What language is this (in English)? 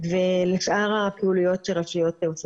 Hebrew